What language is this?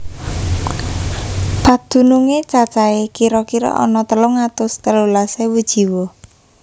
Javanese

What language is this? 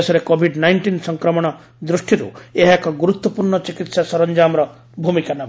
Odia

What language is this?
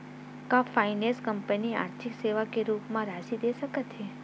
Chhattisgarhi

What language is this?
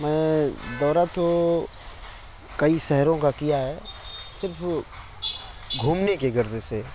Urdu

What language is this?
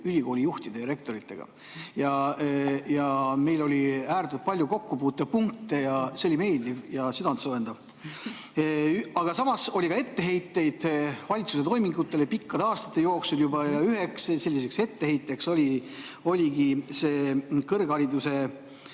Estonian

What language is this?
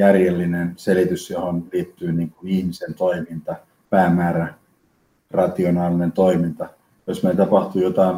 Finnish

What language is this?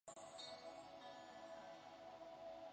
Chinese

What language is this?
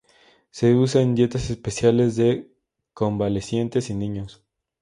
Spanish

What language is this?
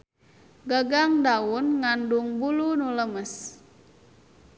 Sundanese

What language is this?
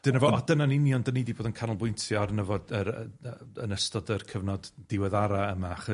Welsh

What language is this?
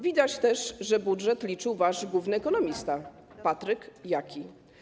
Polish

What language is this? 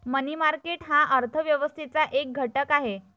Marathi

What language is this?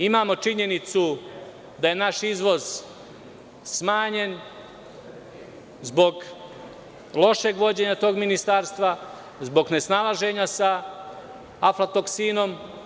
Serbian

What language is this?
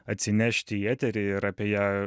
Lithuanian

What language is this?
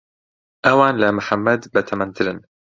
Central Kurdish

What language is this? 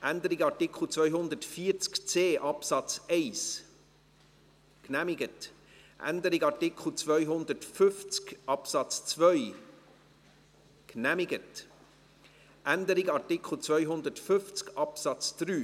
Swiss German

